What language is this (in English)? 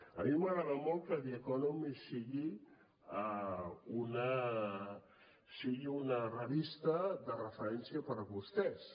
Catalan